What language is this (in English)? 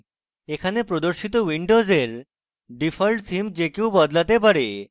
Bangla